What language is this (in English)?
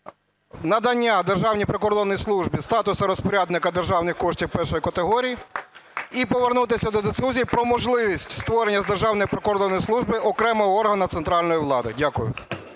Ukrainian